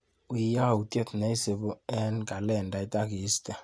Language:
Kalenjin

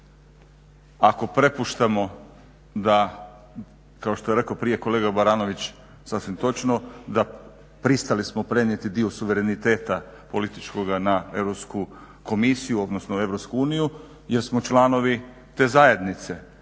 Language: Croatian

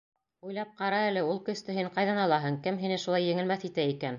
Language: Bashkir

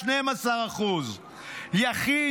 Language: Hebrew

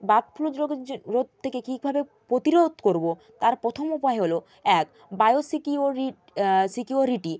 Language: Bangla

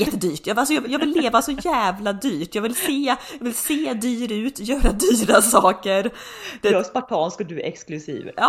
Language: Swedish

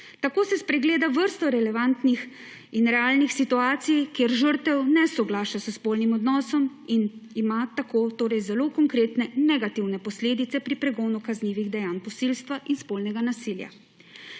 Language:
Slovenian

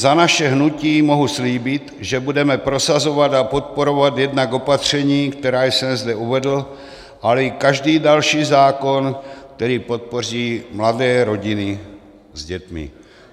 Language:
Czech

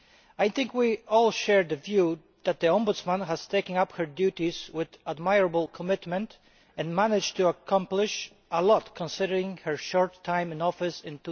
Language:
English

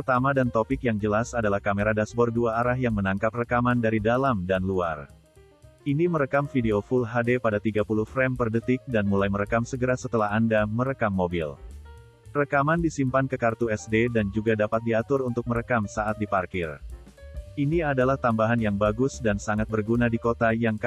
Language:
Indonesian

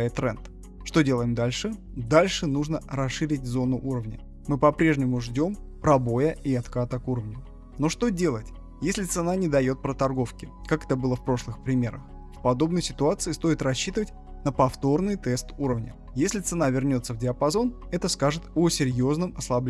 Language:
Russian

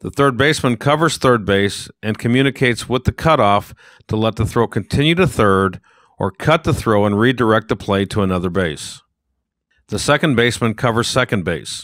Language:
English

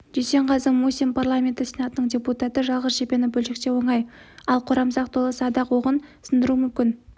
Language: Kazakh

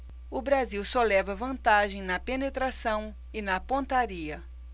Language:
Portuguese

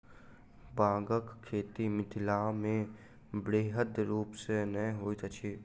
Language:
Maithili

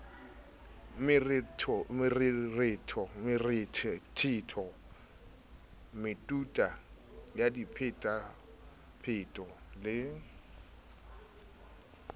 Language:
Southern Sotho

